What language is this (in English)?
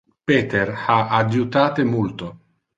Interlingua